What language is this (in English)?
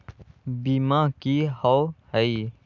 Magahi